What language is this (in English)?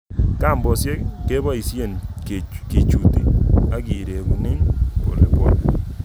Kalenjin